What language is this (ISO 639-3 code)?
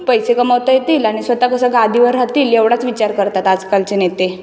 mar